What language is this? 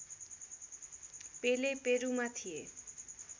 Nepali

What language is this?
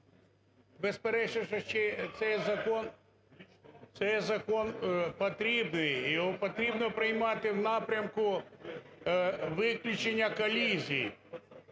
Ukrainian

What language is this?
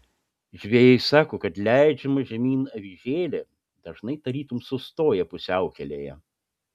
Lithuanian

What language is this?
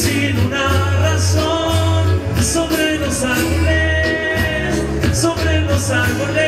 Spanish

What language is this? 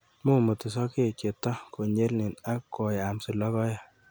Kalenjin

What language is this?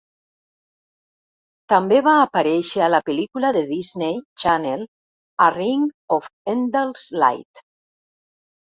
Catalan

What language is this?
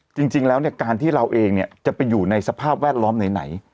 Thai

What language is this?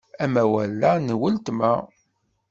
Kabyle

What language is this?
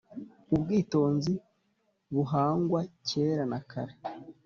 Kinyarwanda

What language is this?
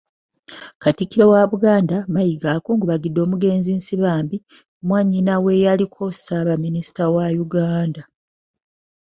Ganda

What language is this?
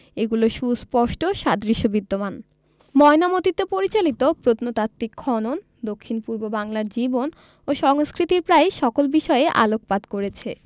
Bangla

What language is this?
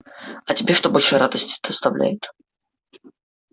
Russian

